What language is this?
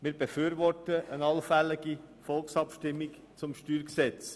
Swiss German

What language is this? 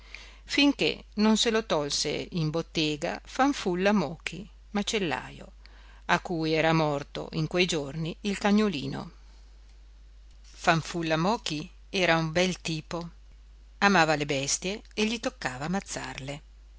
Italian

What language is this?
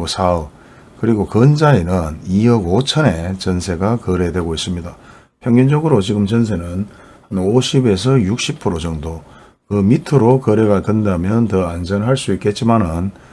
Korean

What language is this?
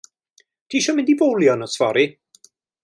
Welsh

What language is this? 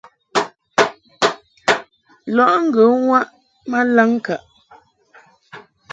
Mungaka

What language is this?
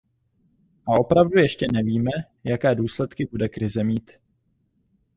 Czech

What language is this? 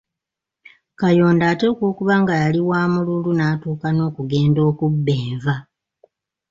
Ganda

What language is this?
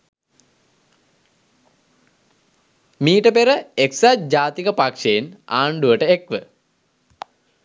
Sinhala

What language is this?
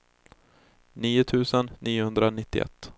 Swedish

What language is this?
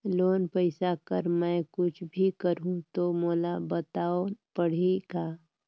Chhattisgarhi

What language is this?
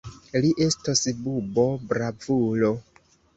Esperanto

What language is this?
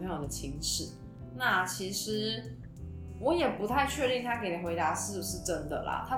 Chinese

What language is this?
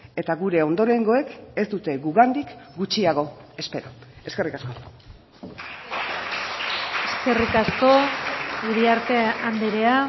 Basque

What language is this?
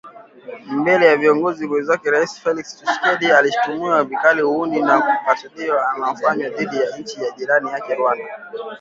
Swahili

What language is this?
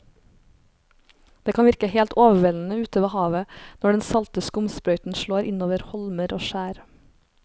Norwegian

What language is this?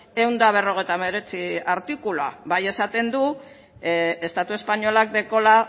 Basque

